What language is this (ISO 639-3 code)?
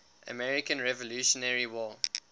eng